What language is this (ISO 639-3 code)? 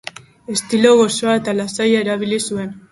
eus